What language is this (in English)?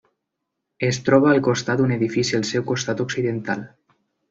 Catalan